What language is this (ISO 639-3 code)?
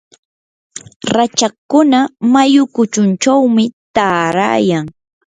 qur